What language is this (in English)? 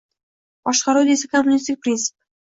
Uzbek